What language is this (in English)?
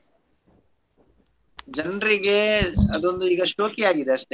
Kannada